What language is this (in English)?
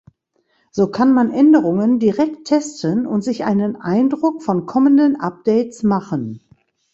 German